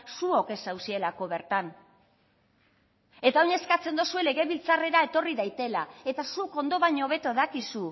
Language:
Basque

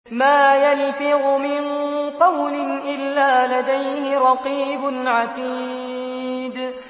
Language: Arabic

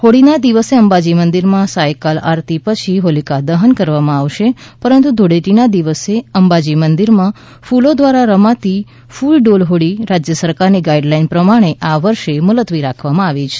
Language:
Gujarati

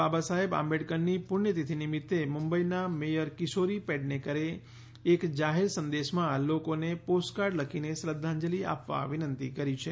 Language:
Gujarati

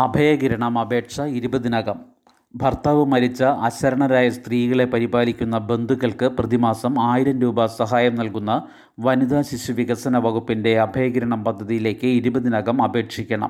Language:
Malayalam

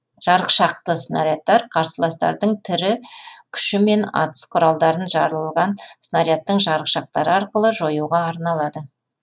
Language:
Kazakh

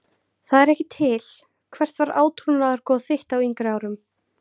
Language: Icelandic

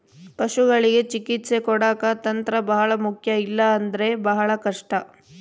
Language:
Kannada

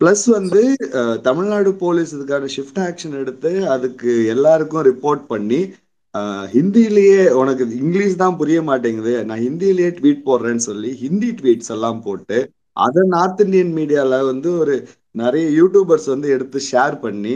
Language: Tamil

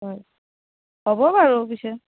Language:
Assamese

